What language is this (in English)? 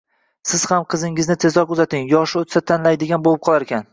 Uzbek